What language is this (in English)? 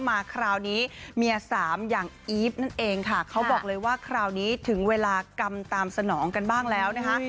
Thai